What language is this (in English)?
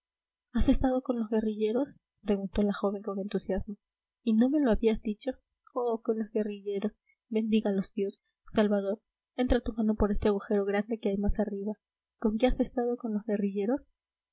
Spanish